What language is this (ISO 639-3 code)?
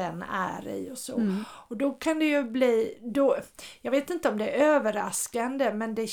swe